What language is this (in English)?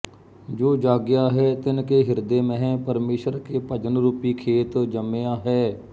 Punjabi